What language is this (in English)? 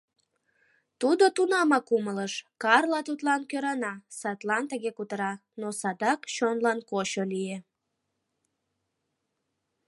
Mari